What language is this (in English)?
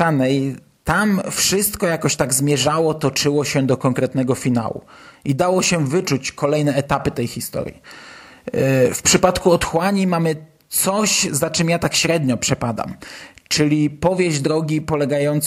Polish